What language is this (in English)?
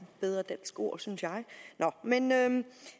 Danish